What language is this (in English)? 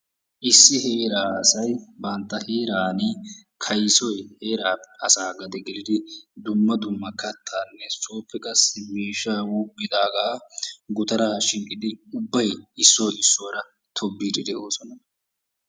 Wolaytta